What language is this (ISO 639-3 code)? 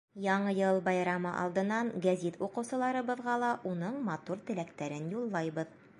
bak